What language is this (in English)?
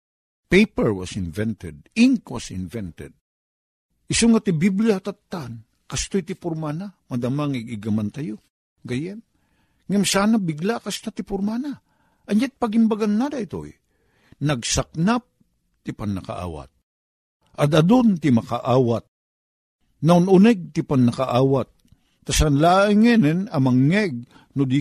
Filipino